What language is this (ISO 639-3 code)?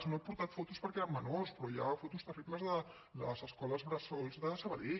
cat